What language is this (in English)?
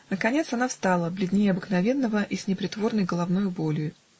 Russian